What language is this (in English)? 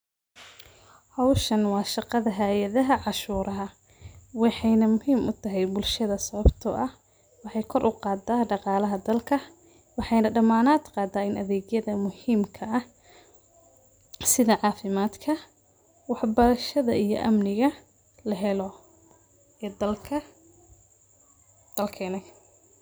Somali